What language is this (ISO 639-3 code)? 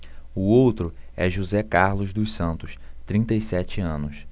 por